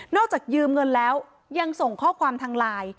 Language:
Thai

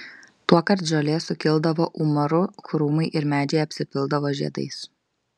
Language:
Lithuanian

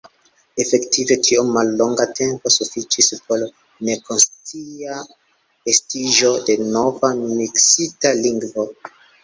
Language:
Esperanto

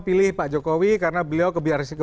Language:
Indonesian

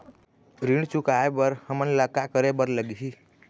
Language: Chhattisgarhi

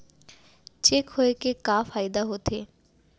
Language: Chhattisgarhi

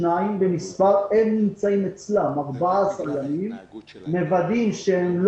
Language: Hebrew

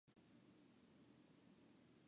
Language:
Chinese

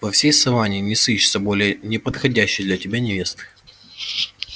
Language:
Russian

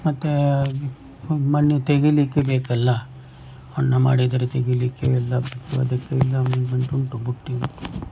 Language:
Kannada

